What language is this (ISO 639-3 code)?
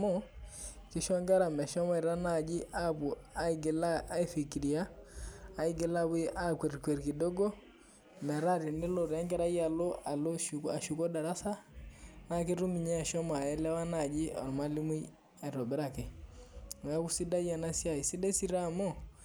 mas